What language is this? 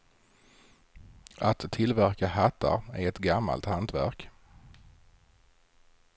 Swedish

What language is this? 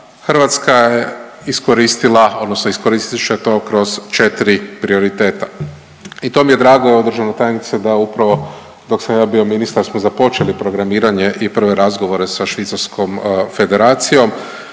Croatian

